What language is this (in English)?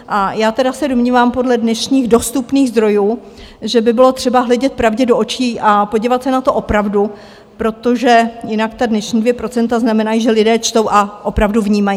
Czech